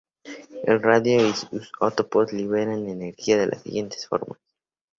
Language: Spanish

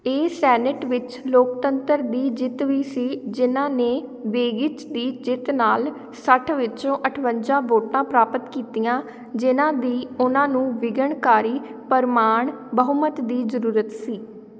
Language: Punjabi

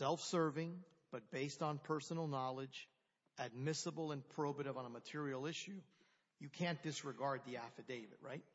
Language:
English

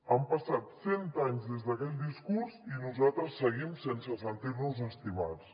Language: Catalan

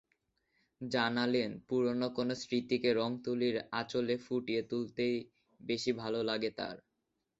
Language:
Bangla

